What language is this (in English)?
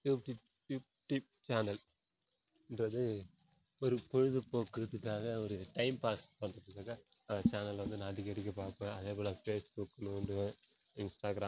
Tamil